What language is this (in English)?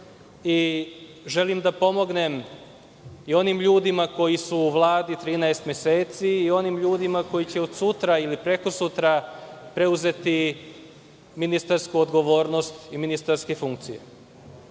Serbian